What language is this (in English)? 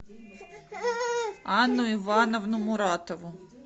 Russian